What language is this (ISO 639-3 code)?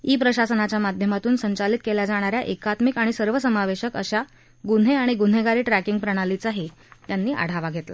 mar